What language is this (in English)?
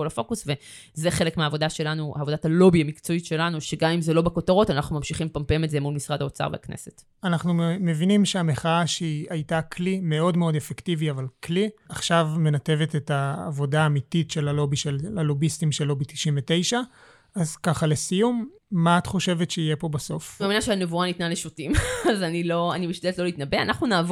Hebrew